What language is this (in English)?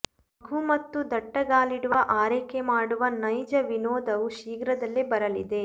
Kannada